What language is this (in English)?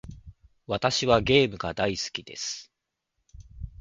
Japanese